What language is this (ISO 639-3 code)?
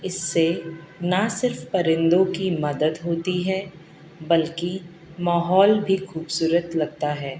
urd